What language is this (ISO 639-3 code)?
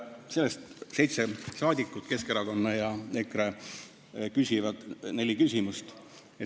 est